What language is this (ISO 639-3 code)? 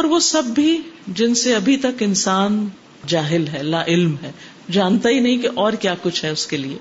urd